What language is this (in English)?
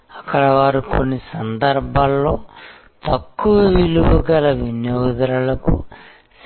Telugu